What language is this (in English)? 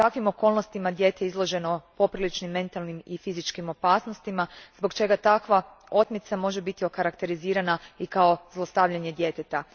Croatian